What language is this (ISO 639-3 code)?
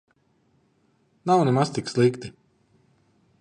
lav